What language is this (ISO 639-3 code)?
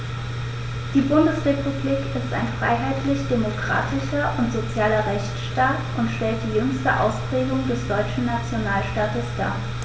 deu